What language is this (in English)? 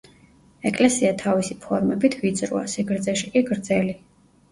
Georgian